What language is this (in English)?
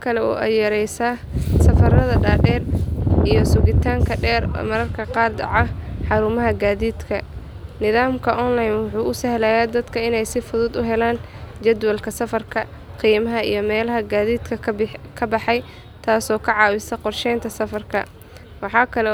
Somali